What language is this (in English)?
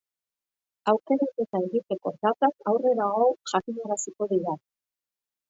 Basque